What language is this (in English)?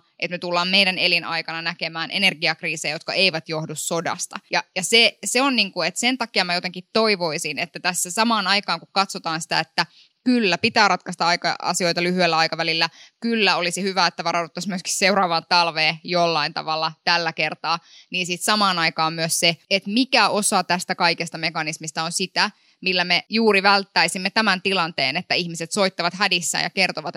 Finnish